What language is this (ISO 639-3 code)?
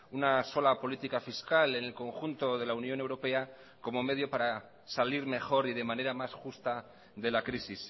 spa